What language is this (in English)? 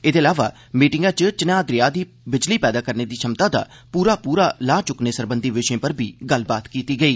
Dogri